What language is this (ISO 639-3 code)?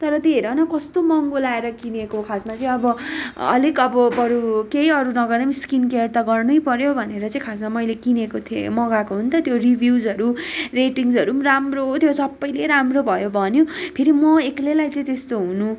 nep